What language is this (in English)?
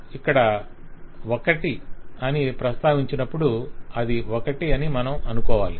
Telugu